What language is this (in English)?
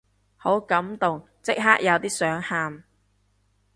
Cantonese